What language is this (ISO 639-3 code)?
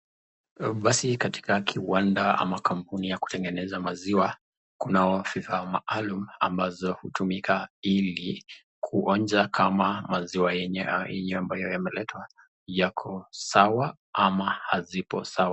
swa